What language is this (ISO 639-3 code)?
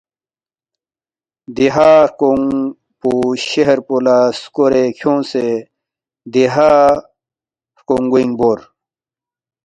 bft